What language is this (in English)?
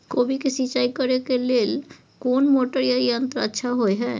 Maithili